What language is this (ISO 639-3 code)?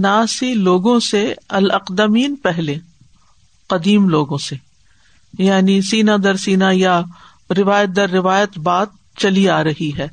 urd